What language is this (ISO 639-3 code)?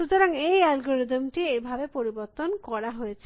ben